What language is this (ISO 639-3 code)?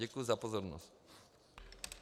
ces